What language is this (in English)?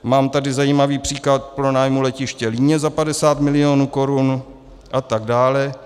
Czech